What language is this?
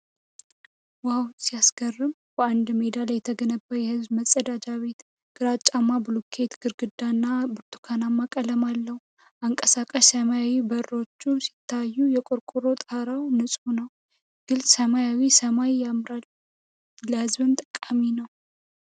Amharic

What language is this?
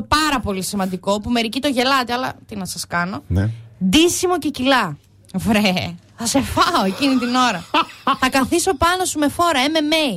Greek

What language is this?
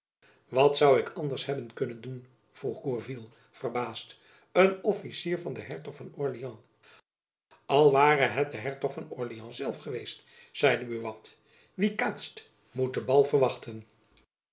Dutch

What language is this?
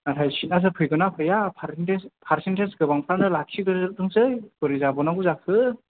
Bodo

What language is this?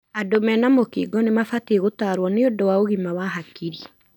Kikuyu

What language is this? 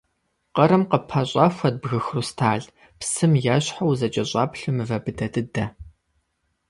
Kabardian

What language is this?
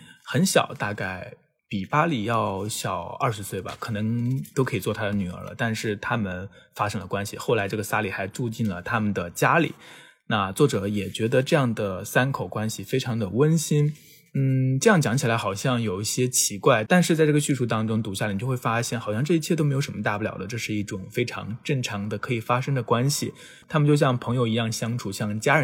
Chinese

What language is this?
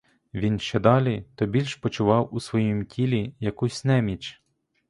Ukrainian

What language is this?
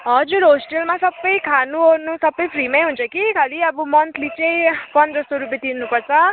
Nepali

